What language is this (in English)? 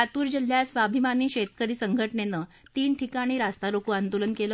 Marathi